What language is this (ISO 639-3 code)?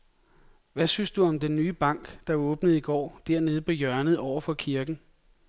dan